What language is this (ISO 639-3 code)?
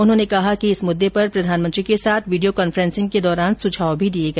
hin